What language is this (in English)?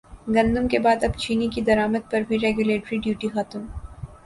Urdu